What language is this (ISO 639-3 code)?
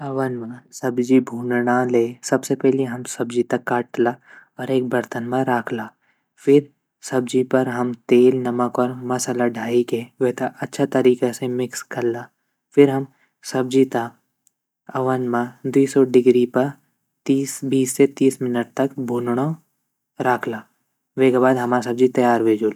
gbm